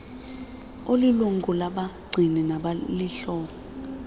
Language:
Xhosa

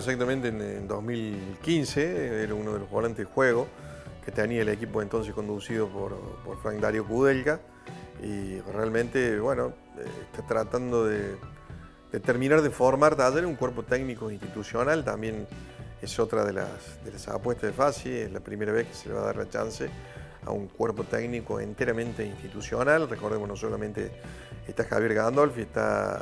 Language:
Spanish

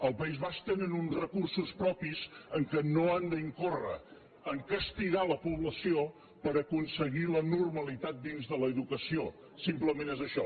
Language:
Catalan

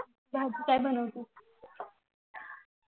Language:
Marathi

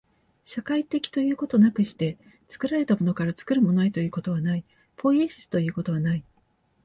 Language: Japanese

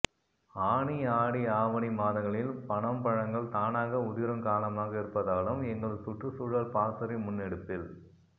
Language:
Tamil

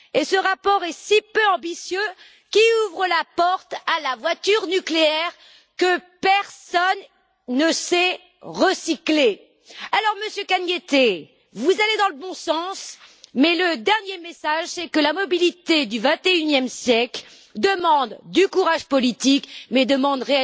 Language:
French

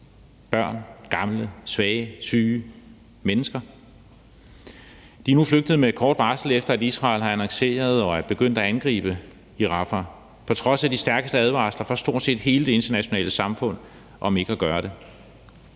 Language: Danish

